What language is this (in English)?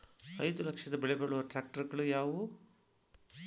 Kannada